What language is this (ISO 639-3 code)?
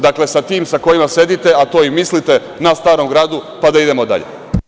srp